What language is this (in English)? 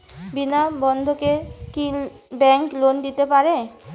Bangla